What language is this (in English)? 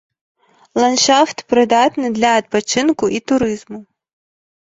Belarusian